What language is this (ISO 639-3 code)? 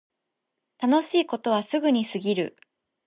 jpn